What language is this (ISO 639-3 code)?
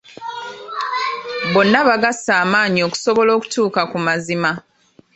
lug